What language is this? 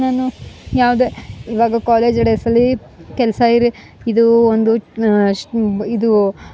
Kannada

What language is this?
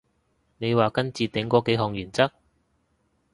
Cantonese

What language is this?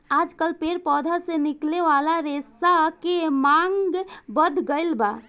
Bhojpuri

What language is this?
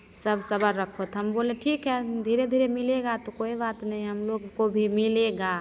Hindi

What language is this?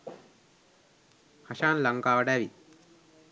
Sinhala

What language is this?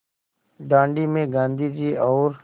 Hindi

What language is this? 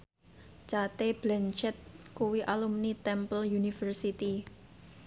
Javanese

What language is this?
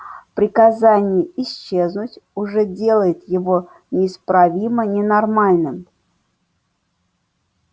Russian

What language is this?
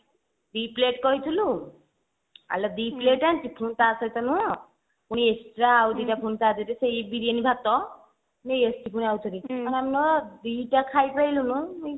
Odia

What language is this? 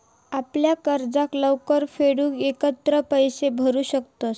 Marathi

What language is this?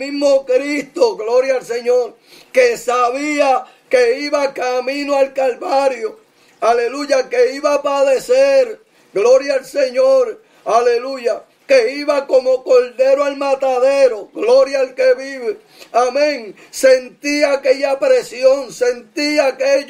Spanish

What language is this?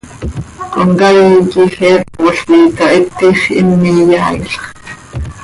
Seri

